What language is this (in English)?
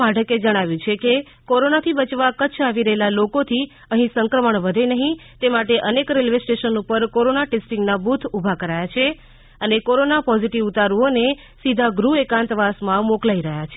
Gujarati